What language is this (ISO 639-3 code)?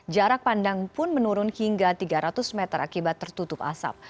ind